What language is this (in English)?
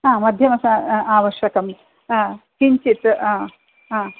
Sanskrit